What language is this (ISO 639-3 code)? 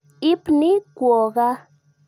kln